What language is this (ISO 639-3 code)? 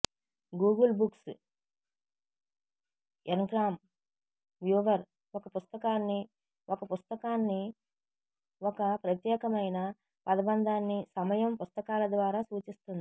tel